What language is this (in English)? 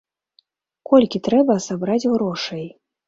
Belarusian